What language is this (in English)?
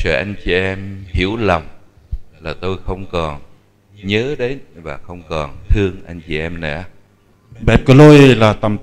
Vietnamese